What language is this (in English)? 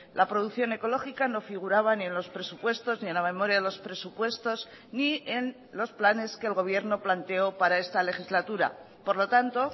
Spanish